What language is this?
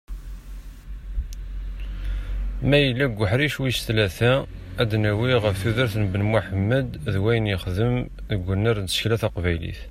Kabyle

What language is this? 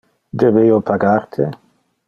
Interlingua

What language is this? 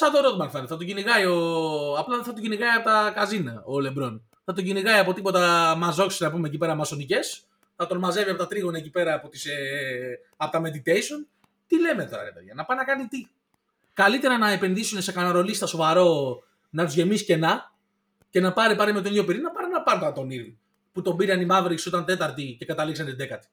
Greek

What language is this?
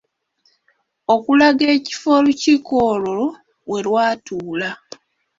Ganda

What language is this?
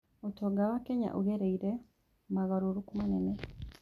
Kikuyu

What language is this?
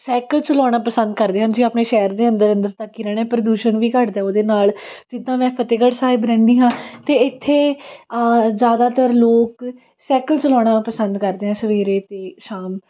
Punjabi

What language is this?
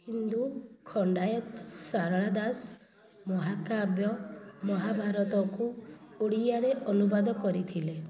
Odia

